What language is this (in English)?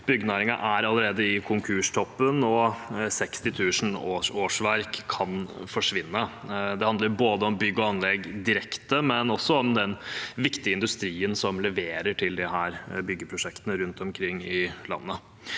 Norwegian